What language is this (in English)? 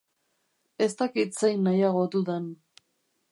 Basque